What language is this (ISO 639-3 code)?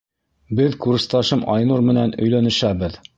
bak